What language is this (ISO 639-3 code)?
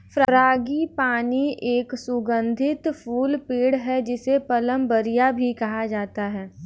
hin